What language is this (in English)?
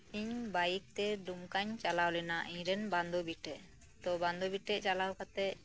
Santali